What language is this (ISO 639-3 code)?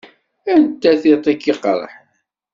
kab